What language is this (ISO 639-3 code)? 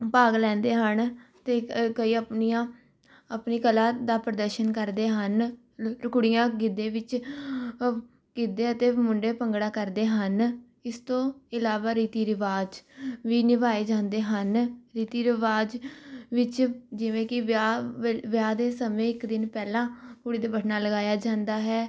pan